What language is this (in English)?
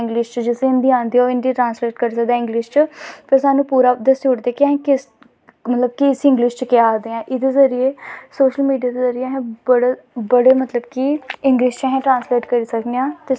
Dogri